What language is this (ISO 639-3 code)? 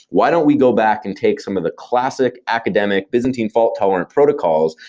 eng